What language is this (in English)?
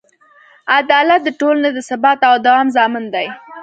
Pashto